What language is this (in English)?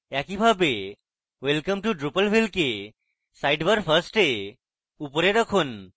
Bangla